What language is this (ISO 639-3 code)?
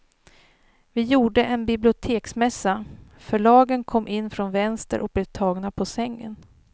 swe